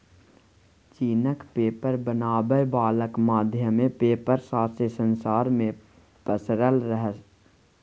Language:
Maithili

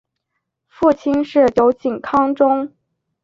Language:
Chinese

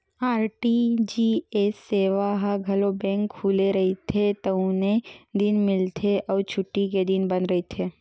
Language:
Chhattisgarhi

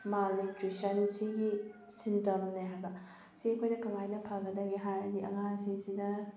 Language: Manipuri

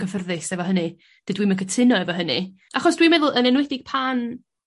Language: Welsh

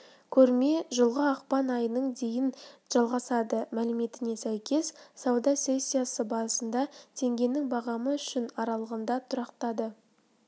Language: Kazakh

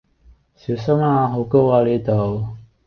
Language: Cantonese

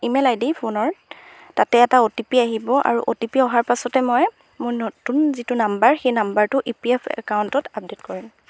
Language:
Assamese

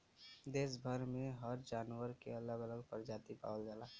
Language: Bhojpuri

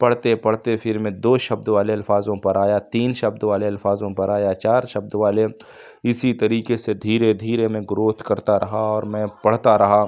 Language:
Urdu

